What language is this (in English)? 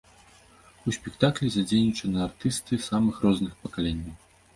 Belarusian